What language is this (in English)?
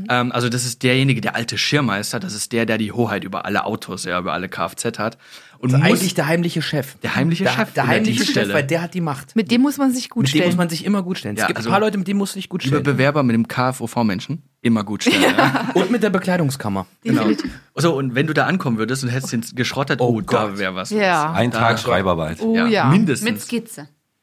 German